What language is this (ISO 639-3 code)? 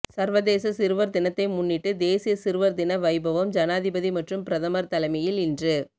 tam